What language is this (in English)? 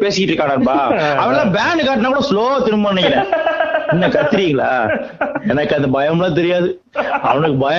Tamil